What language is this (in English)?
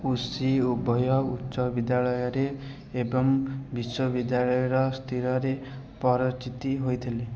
Odia